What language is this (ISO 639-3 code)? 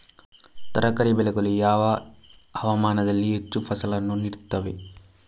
kan